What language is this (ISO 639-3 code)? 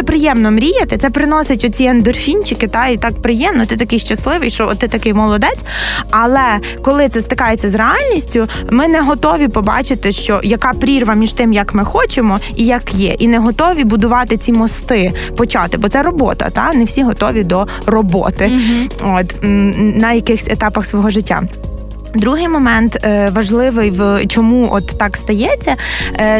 ukr